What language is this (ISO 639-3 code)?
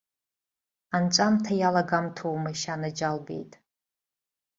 abk